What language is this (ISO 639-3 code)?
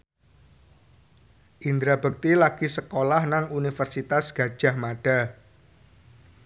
jav